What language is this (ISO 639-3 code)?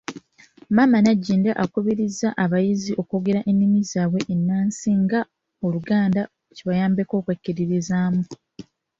lug